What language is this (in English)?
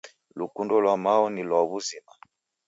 Taita